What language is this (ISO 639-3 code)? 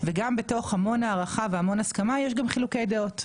heb